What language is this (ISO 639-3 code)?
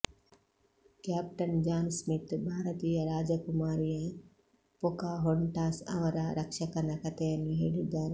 kan